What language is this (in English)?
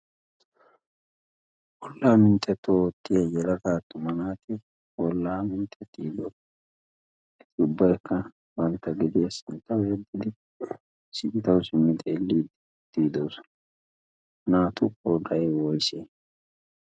Wolaytta